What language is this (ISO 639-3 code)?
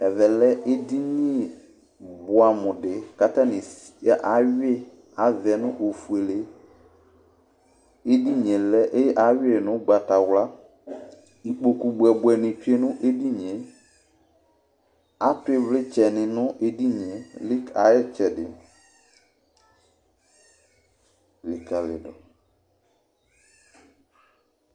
kpo